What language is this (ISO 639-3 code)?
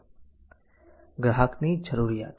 guj